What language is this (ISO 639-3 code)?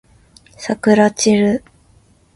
jpn